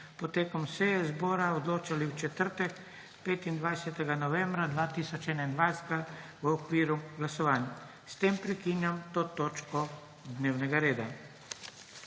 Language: Slovenian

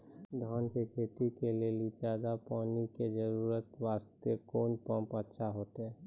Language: Maithili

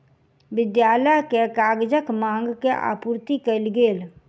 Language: Maithili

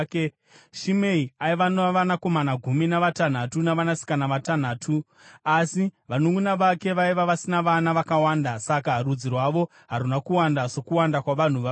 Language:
Shona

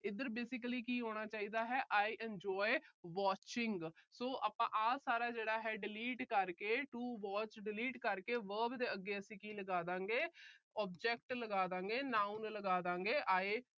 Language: Punjabi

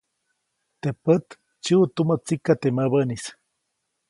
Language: Copainalá Zoque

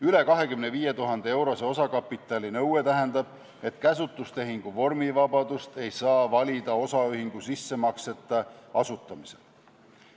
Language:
Estonian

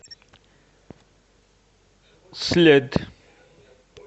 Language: Russian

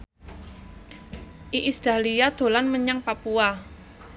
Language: Javanese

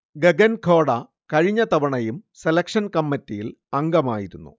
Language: Malayalam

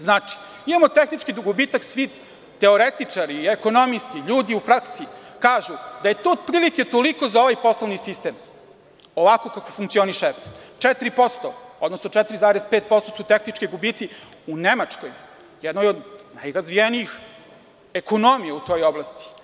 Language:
Serbian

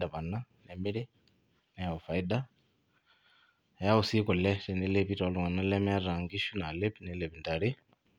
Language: Masai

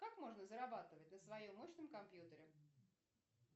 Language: Russian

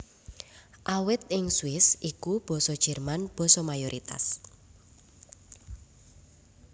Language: Javanese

